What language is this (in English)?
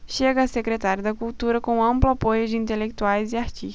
Portuguese